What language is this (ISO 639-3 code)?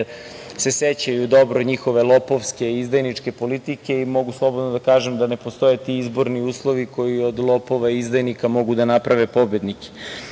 srp